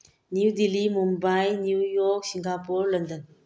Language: Manipuri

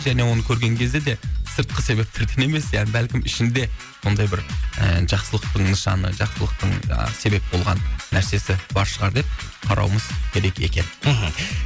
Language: Kazakh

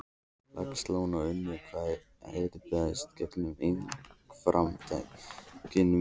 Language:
Icelandic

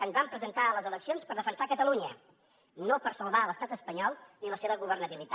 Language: Catalan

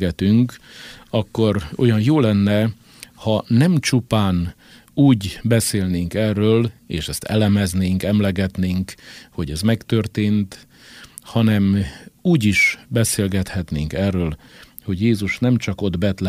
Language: Hungarian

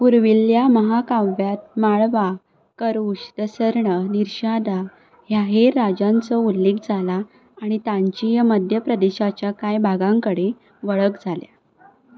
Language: Konkani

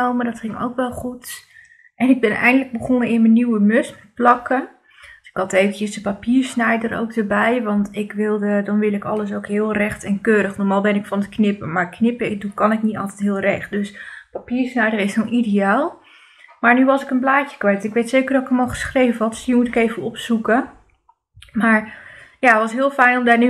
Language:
Dutch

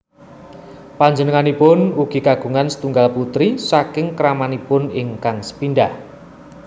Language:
Javanese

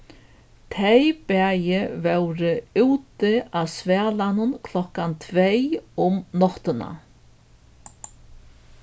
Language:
Faroese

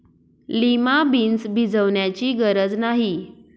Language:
Marathi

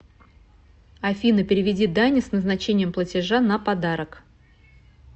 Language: Russian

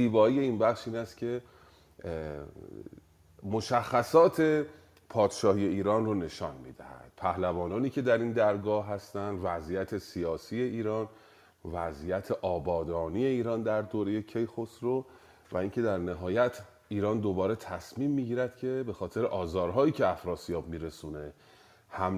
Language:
Persian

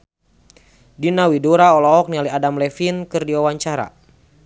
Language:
Sundanese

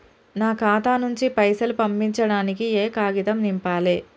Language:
Telugu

